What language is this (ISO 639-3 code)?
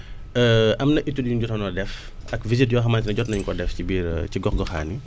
wol